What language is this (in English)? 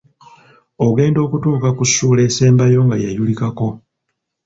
Ganda